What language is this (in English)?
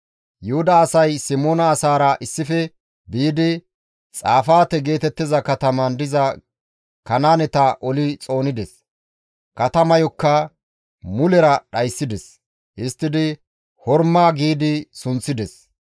Gamo